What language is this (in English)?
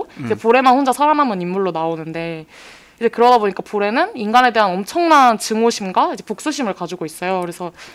Korean